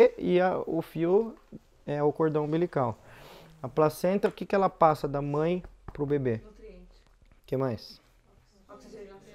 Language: Portuguese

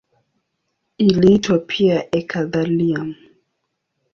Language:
Swahili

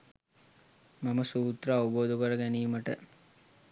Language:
Sinhala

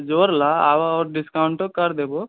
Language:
Maithili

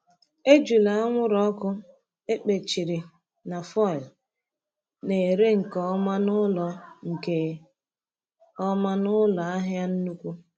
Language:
Igbo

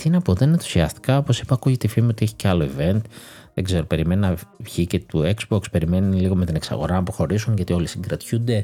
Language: Greek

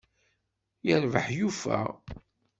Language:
Kabyle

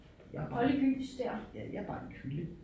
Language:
Danish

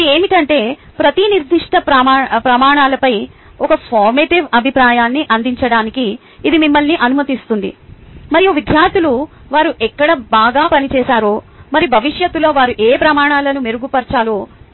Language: Telugu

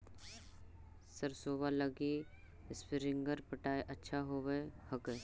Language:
Magahi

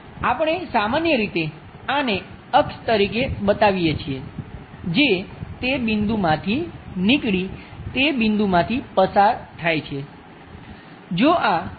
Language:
Gujarati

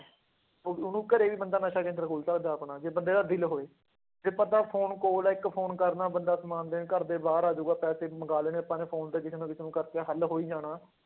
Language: Punjabi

